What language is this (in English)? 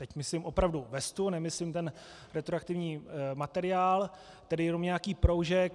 Czech